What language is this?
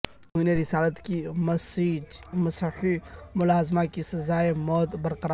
Urdu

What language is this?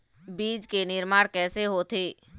Chhattisgarhi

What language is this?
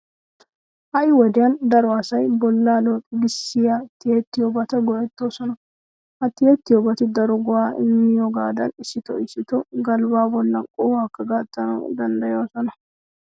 Wolaytta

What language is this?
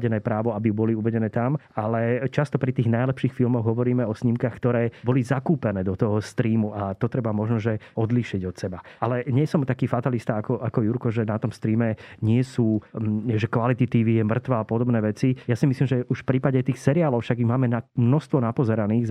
Slovak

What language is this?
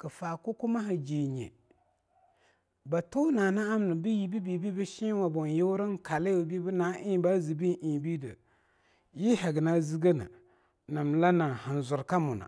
Longuda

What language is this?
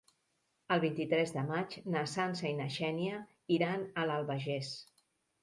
Catalan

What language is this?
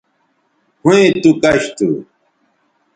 Bateri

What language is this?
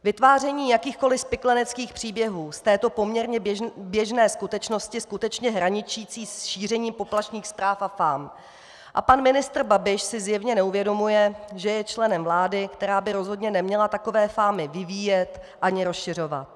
Czech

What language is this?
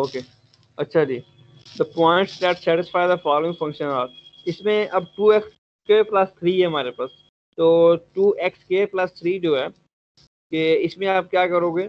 Hindi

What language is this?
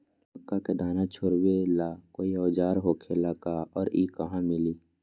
Magahi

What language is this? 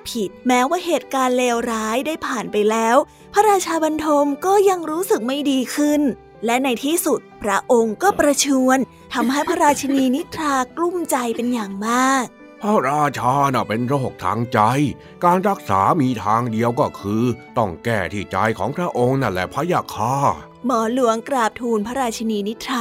Thai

